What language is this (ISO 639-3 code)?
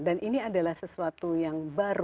ind